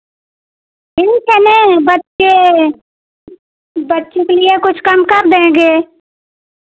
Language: Hindi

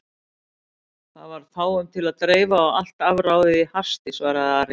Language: Icelandic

